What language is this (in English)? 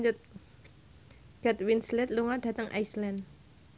Javanese